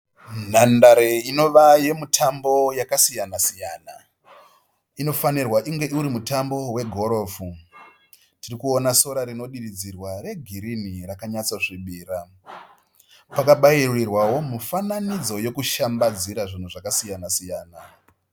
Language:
Shona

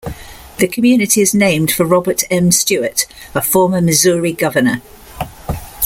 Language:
English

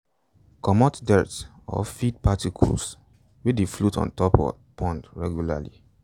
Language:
Nigerian Pidgin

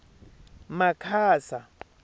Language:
Tsonga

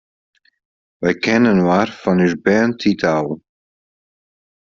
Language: Western Frisian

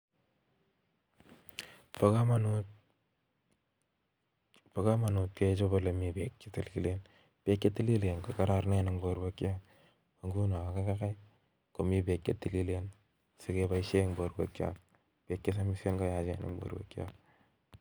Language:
Kalenjin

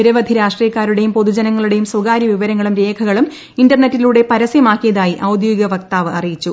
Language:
Malayalam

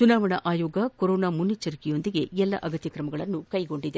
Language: Kannada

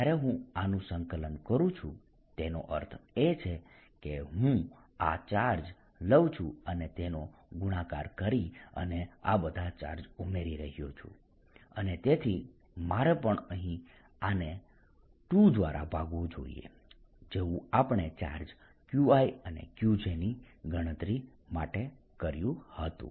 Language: Gujarati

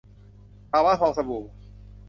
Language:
Thai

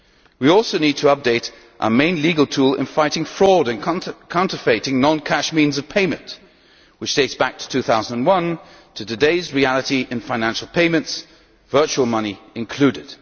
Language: English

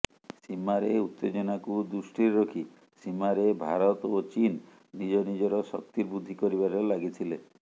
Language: Odia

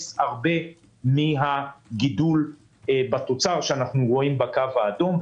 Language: Hebrew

